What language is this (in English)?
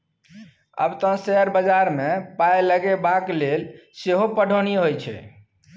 Maithili